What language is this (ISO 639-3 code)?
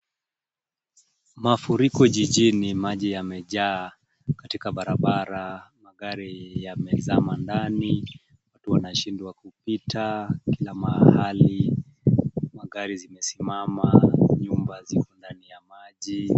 swa